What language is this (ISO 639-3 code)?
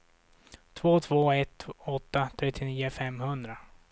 swe